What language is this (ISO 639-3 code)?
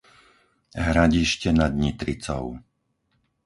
slk